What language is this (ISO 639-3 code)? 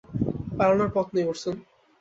ben